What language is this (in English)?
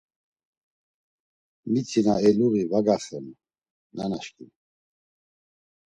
Laz